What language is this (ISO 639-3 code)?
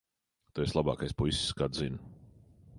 lav